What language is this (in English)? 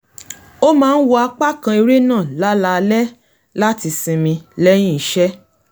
Yoruba